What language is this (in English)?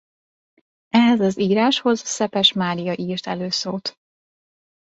Hungarian